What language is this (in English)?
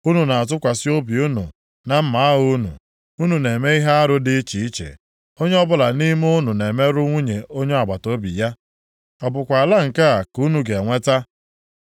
Igbo